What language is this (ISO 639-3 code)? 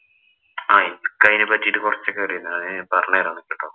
mal